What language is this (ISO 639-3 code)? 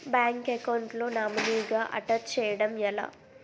tel